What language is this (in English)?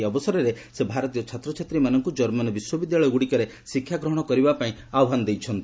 Odia